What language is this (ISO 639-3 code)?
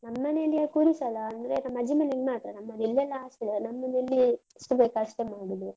kan